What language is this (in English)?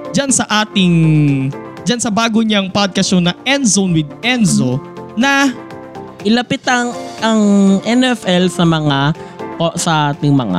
Filipino